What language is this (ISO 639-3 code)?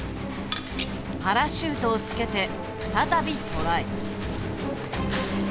jpn